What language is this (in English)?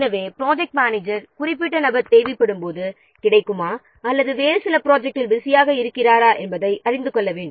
Tamil